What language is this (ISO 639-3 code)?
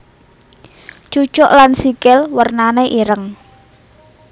jav